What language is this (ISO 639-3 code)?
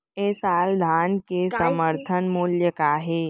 hne